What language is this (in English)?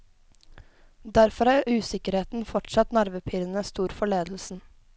Norwegian